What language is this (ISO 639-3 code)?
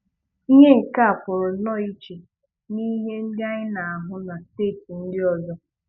ibo